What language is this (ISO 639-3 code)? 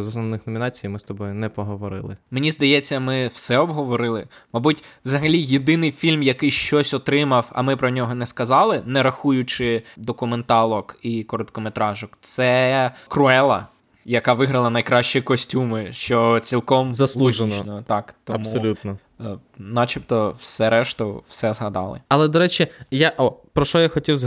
ukr